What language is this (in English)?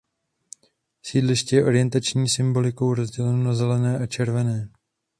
Czech